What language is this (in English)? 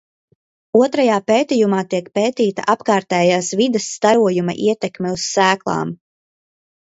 Latvian